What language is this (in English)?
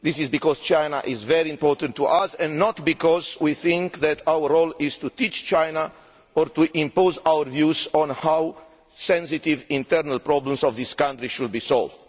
English